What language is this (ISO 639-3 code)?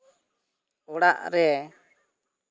sat